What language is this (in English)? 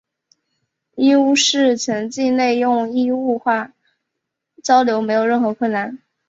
Chinese